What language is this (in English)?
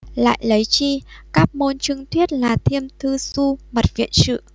Vietnamese